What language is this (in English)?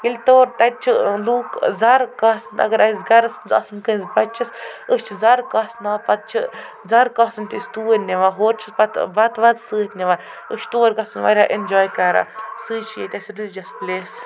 Kashmiri